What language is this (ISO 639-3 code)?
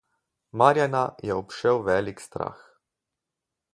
slv